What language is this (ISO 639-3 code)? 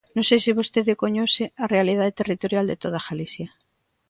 glg